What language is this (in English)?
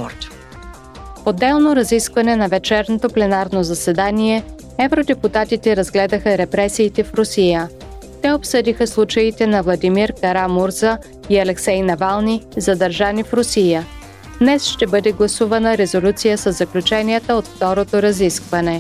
Bulgarian